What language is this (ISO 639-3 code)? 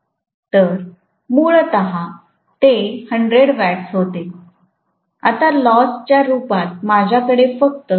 mar